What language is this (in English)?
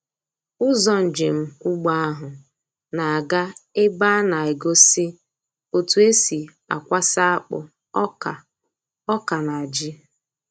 Igbo